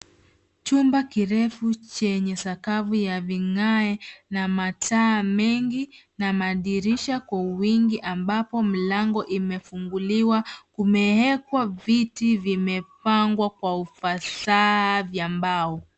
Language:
Swahili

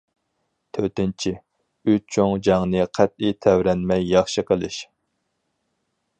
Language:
Uyghur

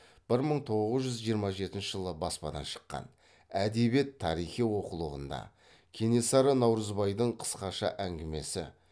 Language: Kazakh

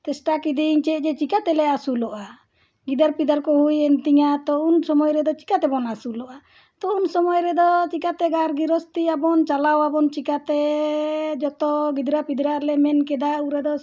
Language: Santali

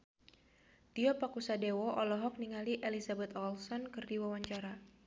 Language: Sundanese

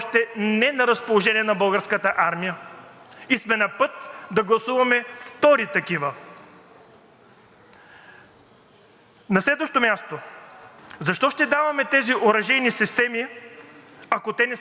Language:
Bulgarian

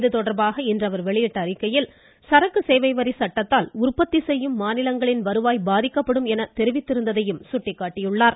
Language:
Tamil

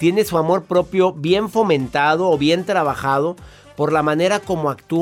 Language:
Spanish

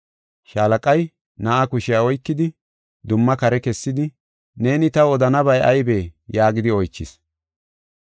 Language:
Gofa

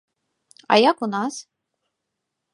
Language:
Belarusian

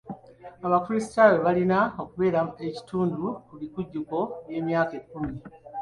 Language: Ganda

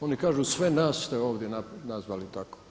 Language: Croatian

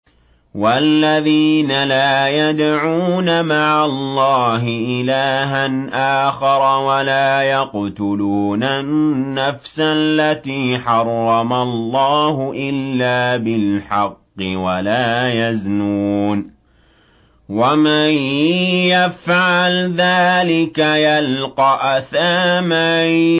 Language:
Arabic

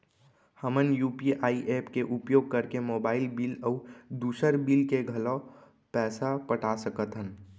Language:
Chhattisgarhi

